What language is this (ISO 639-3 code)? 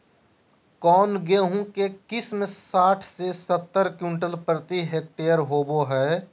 mag